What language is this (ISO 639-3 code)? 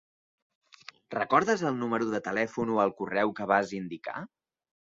cat